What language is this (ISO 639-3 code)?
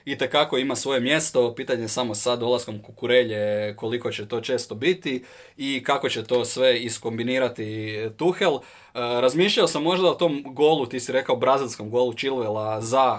hrv